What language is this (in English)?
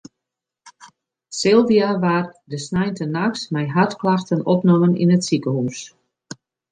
Western Frisian